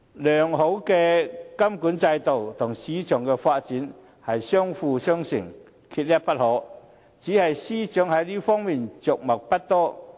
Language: Cantonese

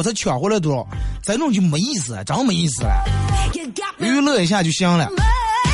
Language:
Chinese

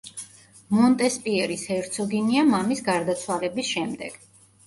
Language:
Georgian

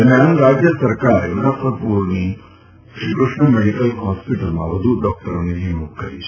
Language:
Gujarati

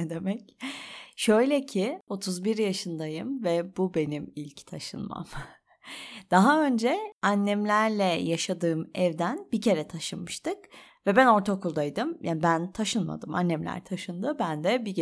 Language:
Turkish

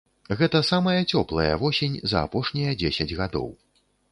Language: Belarusian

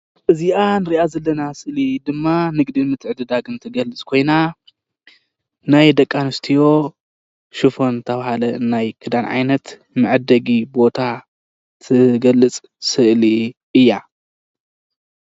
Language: Tigrinya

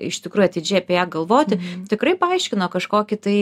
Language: Lithuanian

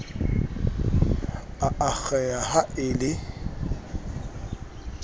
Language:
Southern Sotho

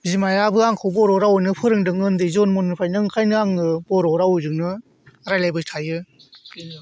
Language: Bodo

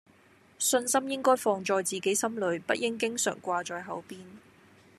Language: Cantonese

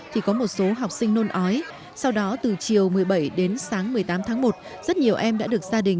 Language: Vietnamese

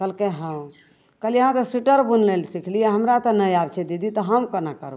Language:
Maithili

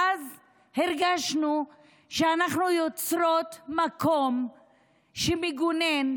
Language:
Hebrew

